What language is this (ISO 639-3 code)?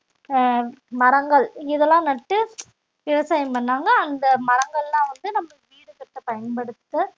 tam